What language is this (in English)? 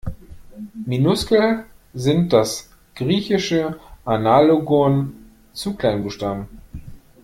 German